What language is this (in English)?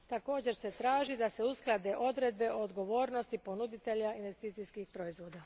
Croatian